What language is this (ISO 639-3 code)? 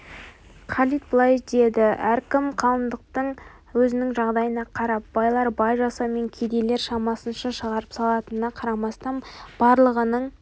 kaz